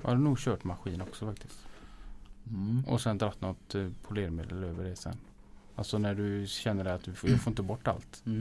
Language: Swedish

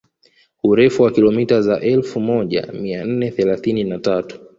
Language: Swahili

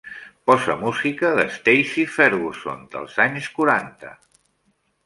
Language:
Catalan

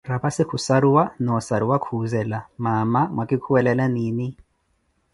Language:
Koti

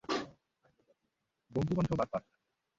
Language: Bangla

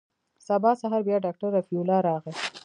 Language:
Pashto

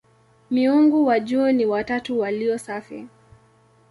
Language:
Swahili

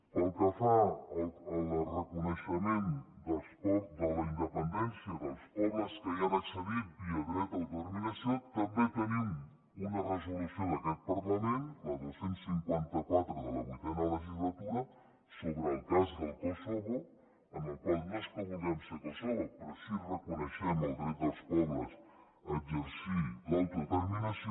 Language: Catalan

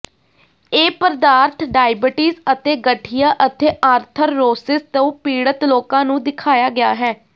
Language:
Punjabi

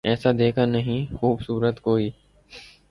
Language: Urdu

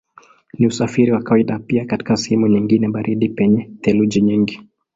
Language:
Swahili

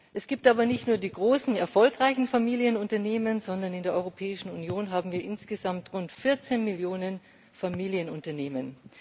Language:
German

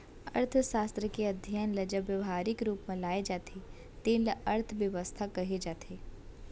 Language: Chhattisgarhi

